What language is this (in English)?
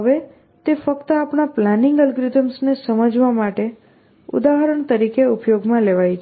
Gujarati